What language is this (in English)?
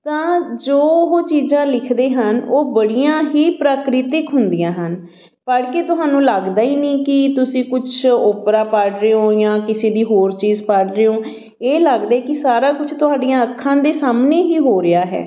Punjabi